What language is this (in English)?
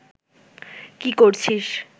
Bangla